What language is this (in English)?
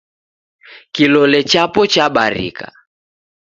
Taita